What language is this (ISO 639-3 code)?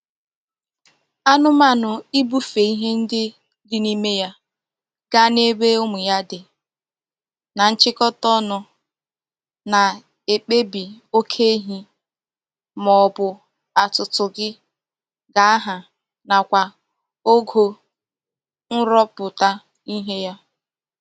ibo